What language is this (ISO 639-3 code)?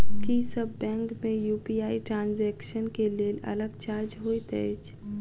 mai